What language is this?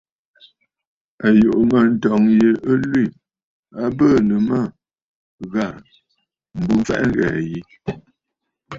Bafut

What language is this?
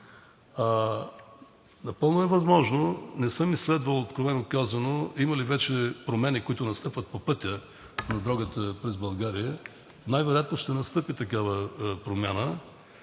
Bulgarian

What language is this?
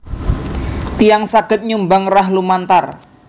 Javanese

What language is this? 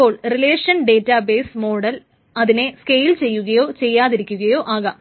Malayalam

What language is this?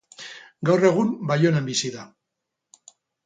Basque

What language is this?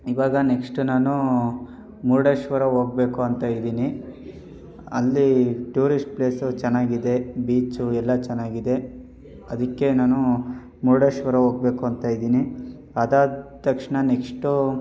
Kannada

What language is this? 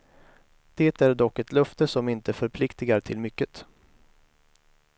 Swedish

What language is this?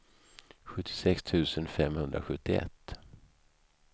Swedish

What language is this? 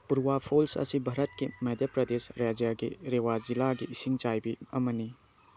Manipuri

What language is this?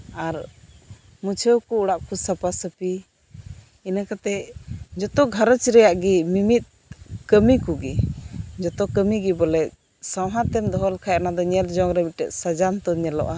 Santali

